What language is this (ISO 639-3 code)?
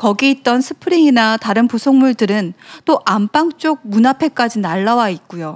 kor